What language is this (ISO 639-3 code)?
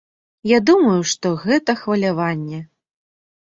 bel